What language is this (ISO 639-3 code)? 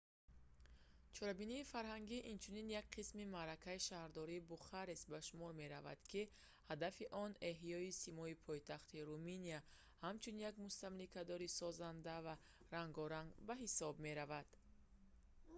tgk